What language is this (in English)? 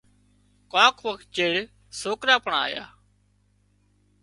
Wadiyara Koli